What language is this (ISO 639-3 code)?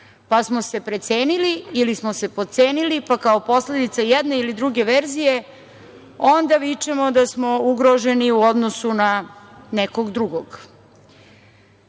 srp